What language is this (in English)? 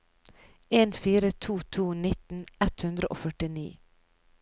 Norwegian